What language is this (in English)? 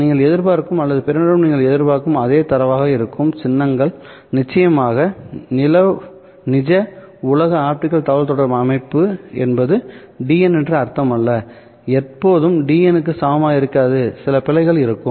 Tamil